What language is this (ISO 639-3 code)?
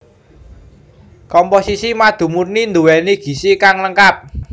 jav